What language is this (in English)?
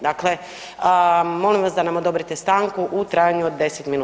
Croatian